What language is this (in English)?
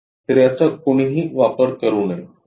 Marathi